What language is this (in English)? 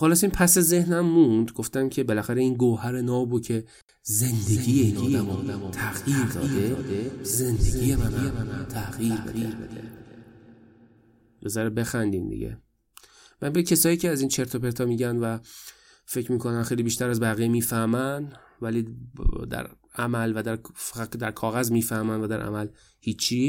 Persian